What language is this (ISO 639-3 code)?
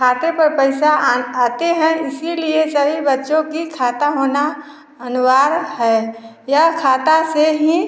hin